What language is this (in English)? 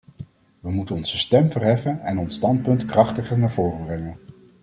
Dutch